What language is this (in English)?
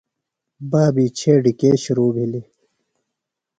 Phalura